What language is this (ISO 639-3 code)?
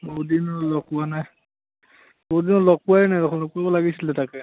asm